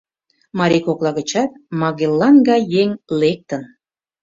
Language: Mari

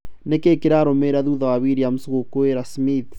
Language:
Kikuyu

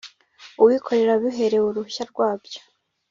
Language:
Kinyarwanda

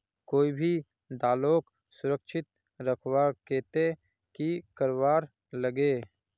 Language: Magahi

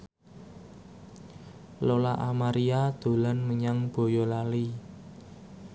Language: Javanese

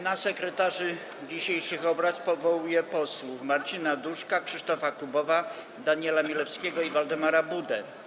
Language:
Polish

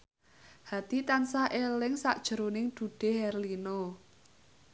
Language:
Javanese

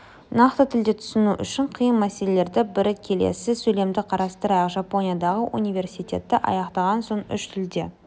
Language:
Kazakh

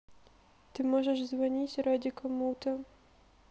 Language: Russian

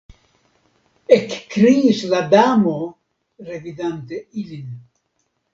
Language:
Esperanto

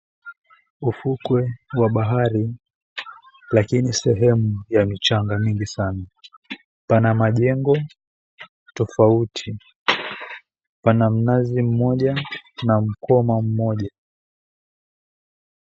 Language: Swahili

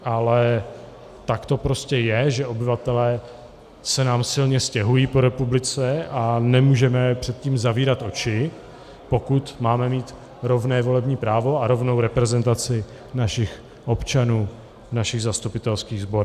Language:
Czech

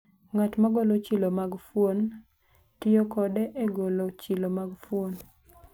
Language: Luo (Kenya and Tanzania)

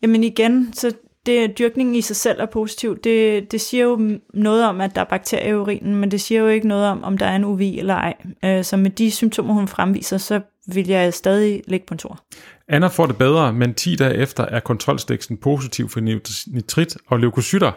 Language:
Danish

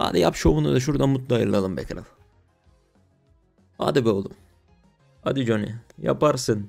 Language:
Turkish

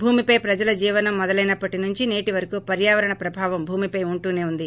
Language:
Telugu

